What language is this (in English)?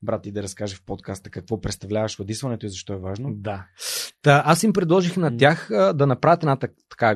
Bulgarian